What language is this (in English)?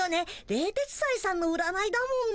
Japanese